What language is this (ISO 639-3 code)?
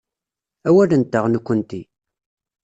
kab